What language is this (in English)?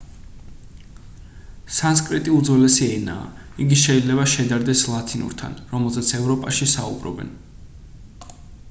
Georgian